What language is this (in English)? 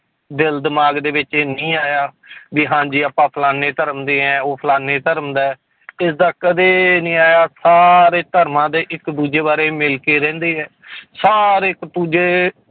Punjabi